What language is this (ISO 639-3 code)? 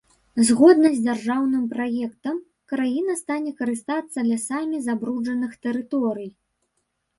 bel